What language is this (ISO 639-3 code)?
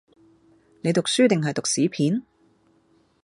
yue